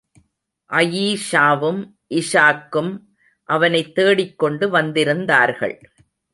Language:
Tamil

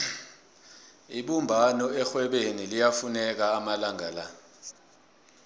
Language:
South Ndebele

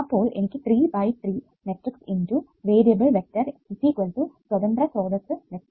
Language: Malayalam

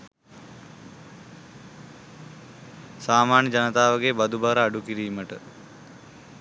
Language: Sinhala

